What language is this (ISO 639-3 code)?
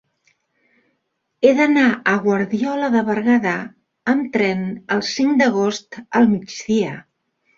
cat